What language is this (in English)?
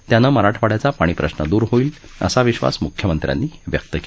Marathi